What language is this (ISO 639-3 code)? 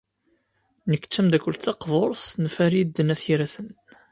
kab